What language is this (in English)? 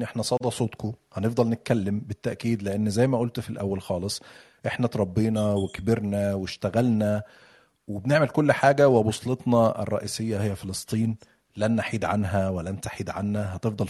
Arabic